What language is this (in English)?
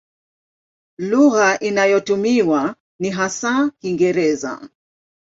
Swahili